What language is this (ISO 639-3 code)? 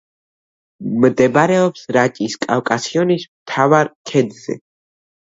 kat